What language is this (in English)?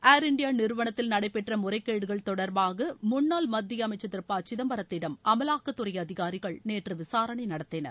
Tamil